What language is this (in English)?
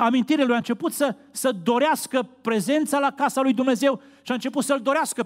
Romanian